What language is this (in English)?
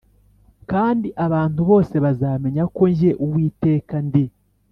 Kinyarwanda